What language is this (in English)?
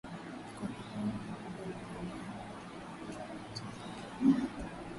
Swahili